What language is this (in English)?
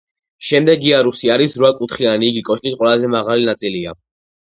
Georgian